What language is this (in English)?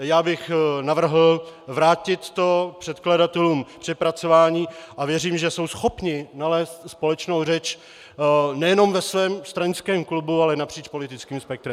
Czech